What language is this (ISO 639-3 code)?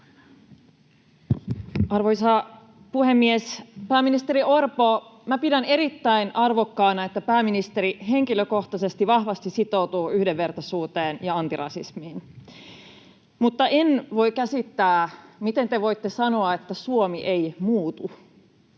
fin